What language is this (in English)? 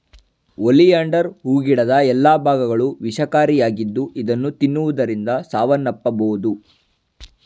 Kannada